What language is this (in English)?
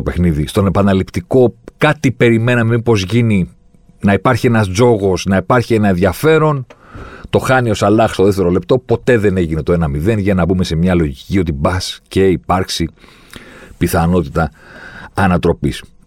Greek